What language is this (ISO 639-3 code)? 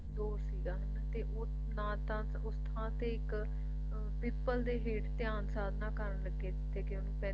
pan